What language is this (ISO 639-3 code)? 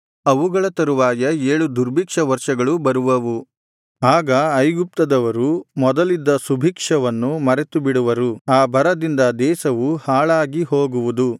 kan